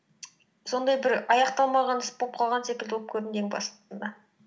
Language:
Kazakh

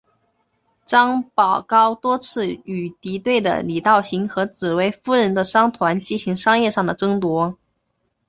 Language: Chinese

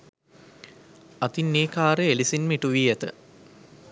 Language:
Sinhala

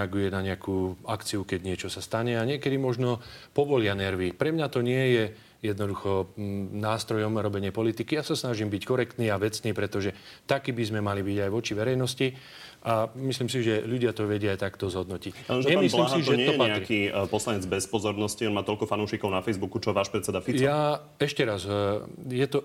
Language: Slovak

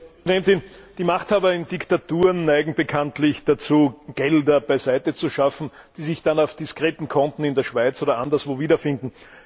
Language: German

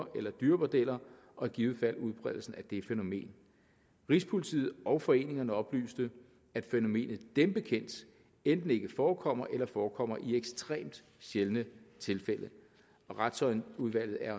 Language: Danish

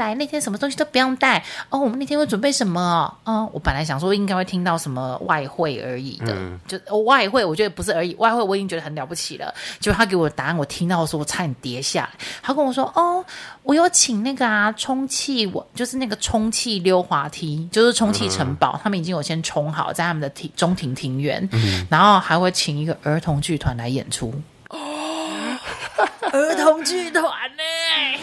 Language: Chinese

